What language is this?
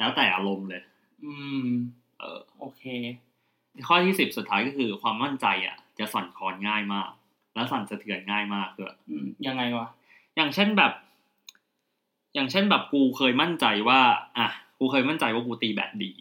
Thai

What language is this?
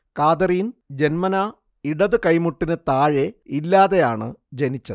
Malayalam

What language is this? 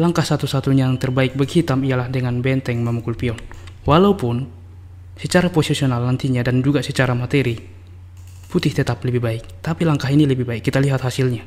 Indonesian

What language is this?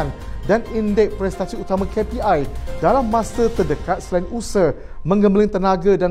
Malay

